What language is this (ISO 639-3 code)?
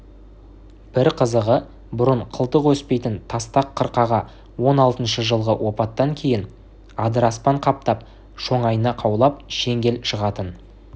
kaz